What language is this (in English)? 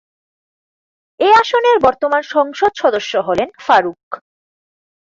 Bangla